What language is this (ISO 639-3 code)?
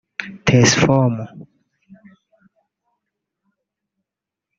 kin